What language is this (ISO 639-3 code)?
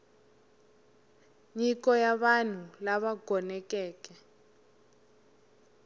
tso